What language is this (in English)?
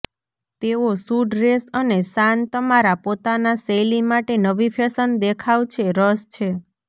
Gujarati